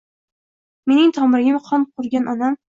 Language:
Uzbek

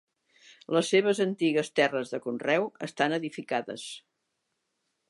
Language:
Catalan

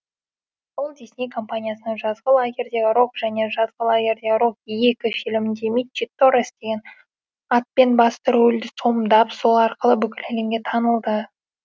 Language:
Kazakh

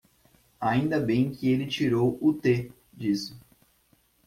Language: Portuguese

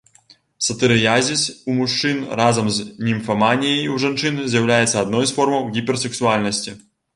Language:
Belarusian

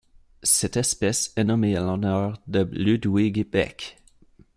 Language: French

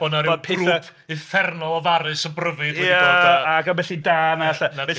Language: Welsh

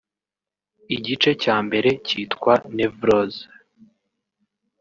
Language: Kinyarwanda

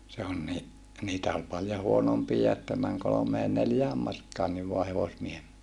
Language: Finnish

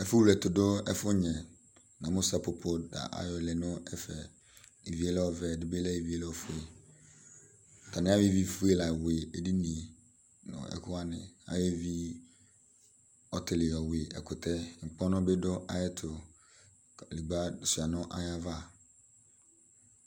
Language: Ikposo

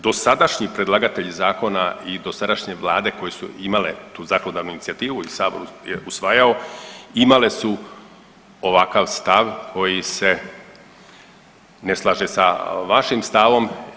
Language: Croatian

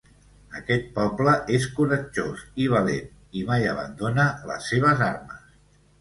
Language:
Catalan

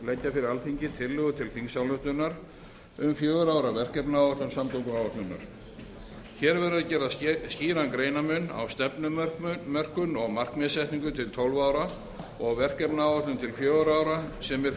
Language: Icelandic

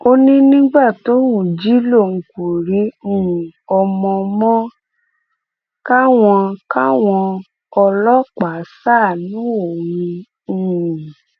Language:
Yoruba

